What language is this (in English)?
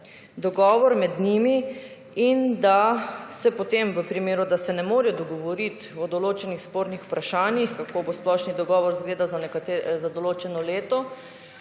Slovenian